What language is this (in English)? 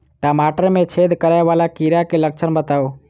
Maithili